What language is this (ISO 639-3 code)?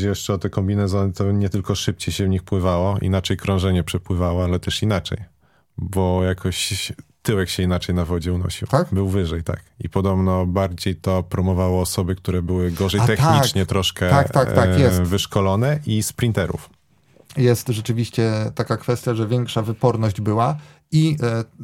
pol